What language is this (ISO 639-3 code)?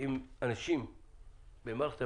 heb